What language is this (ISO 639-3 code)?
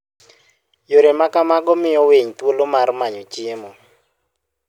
luo